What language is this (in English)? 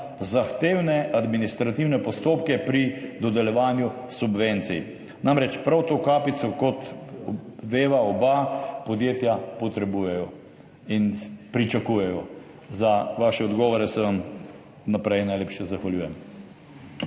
Slovenian